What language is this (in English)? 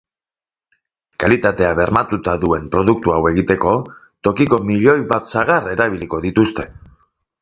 Basque